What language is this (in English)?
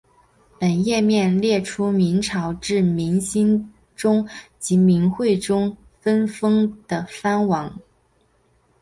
Chinese